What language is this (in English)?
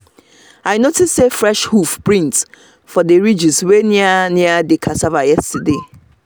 Nigerian Pidgin